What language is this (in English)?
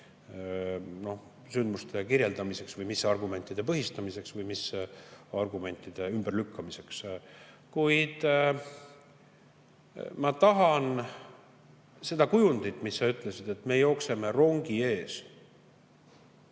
Estonian